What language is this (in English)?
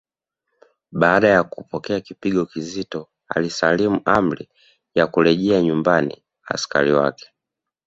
Swahili